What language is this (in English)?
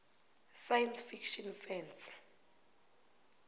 South Ndebele